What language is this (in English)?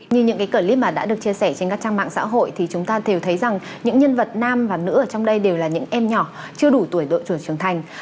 Vietnamese